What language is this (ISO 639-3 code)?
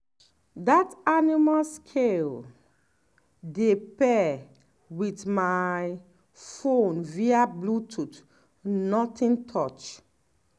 pcm